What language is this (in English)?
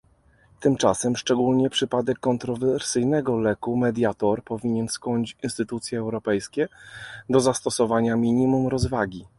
Polish